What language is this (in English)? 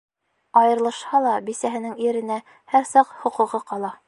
Bashkir